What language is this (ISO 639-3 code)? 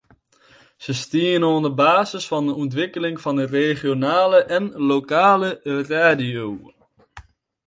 fry